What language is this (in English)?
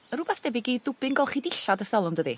Welsh